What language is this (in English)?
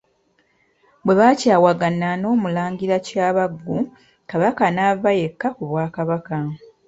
Ganda